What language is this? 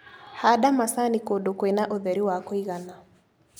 Kikuyu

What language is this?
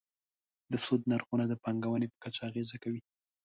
Pashto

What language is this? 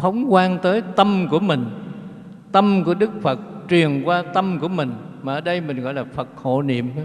Vietnamese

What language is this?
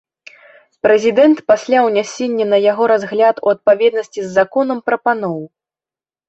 Belarusian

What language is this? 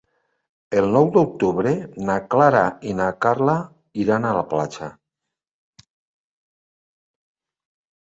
Catalan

